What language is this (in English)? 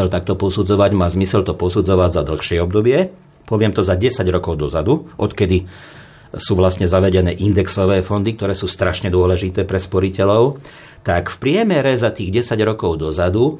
Slovak